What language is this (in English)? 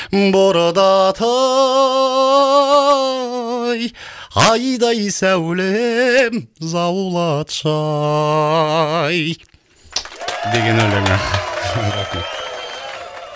Kazakh